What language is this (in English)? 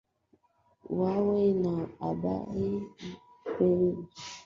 Swahili